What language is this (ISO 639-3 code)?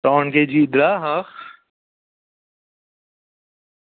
guj